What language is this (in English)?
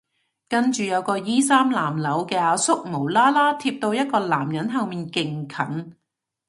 Cantonese